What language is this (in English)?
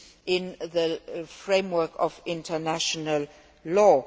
English